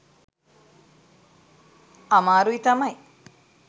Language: Sinhala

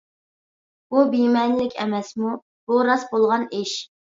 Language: Uyghur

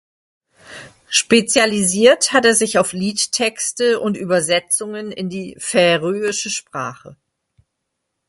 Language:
German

